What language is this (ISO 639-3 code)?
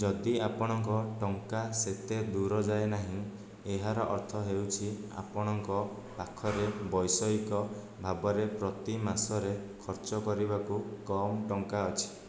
ori